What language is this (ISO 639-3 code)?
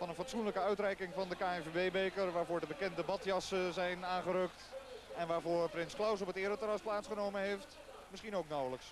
nld